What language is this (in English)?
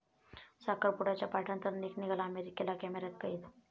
Marathi